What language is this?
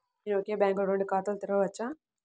Telugu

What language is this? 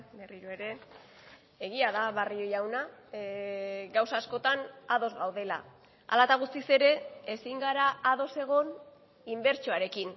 Basque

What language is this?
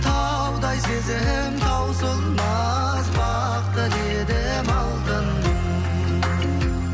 Kazakh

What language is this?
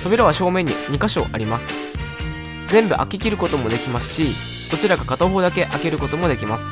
Japanese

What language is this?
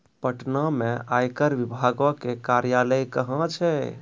Maithili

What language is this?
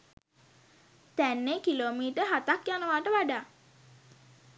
Sinhala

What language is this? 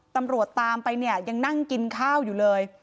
Thai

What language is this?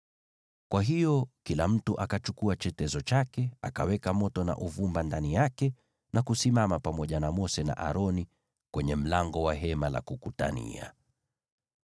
Swahili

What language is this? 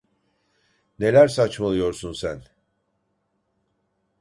Turkish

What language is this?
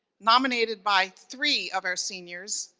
English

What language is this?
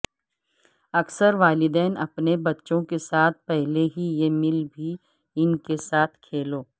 Urdu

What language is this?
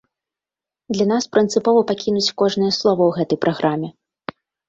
Belarusian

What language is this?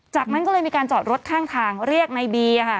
Thai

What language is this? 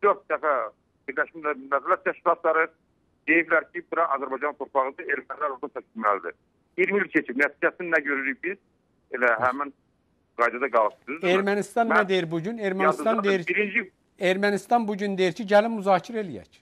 Turkish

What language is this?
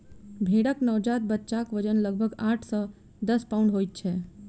Maithili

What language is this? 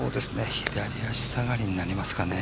Japanese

